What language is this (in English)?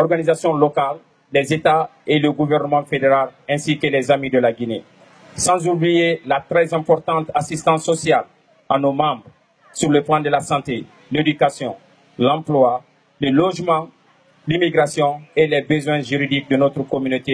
French